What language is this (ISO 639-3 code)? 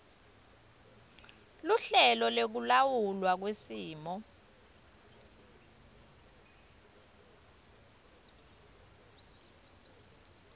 ssw